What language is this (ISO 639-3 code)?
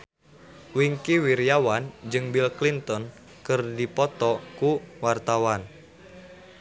sun